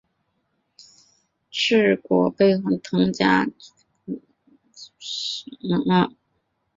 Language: Chinese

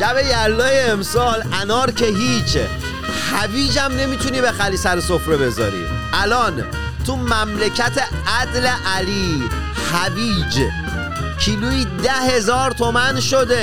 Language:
Persian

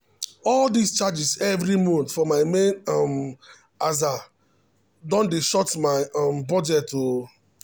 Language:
Nigerian Pidgin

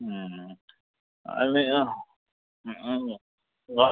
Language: Konkani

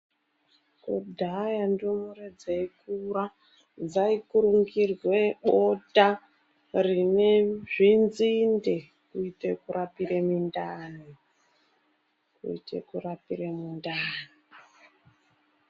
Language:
Ndau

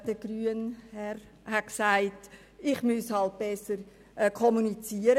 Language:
Swiss German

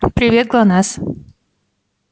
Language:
Russian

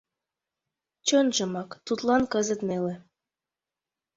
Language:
Mari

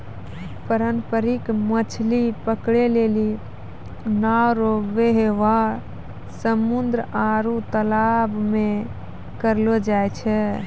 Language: Maithili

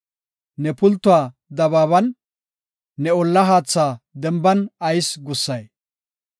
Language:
Gofa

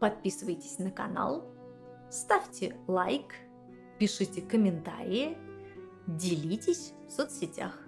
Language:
Russian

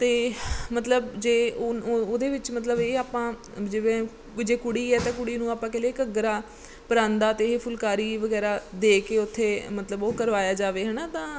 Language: Punjabi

